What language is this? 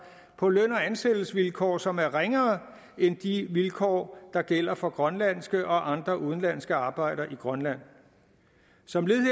Danish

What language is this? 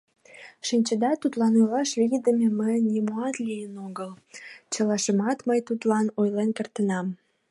Mari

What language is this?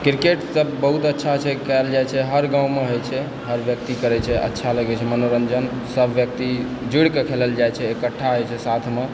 Maithili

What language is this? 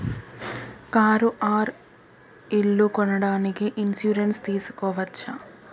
Telugu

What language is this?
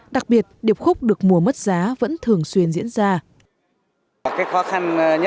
Vietnamese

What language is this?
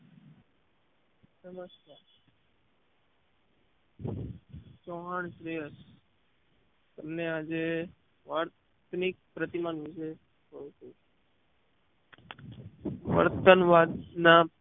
Gujarati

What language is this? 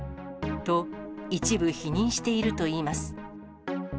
Japanese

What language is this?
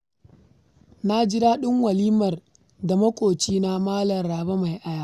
Hausa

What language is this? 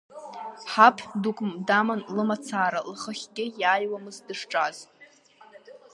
Abkhazian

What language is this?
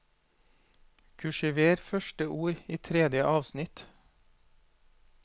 Norwegian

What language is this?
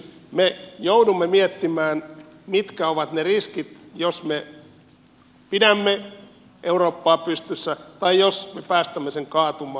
Finnish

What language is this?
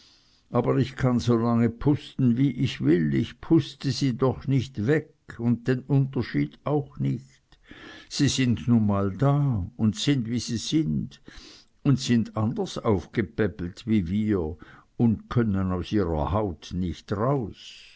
German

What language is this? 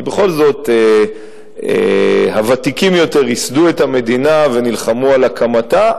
Hebrew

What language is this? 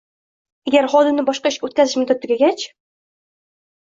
Uzbek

